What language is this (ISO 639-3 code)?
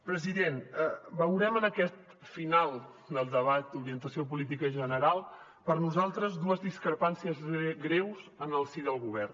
cat